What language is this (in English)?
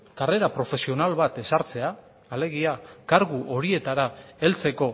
Basque